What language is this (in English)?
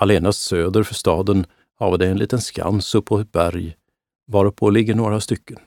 Swedish